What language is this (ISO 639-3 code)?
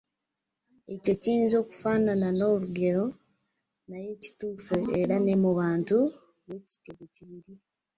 lug